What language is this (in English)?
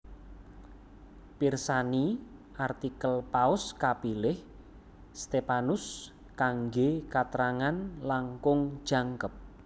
Javanese